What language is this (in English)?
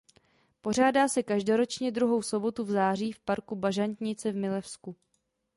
Czech